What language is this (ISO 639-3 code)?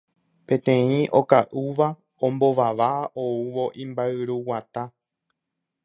grn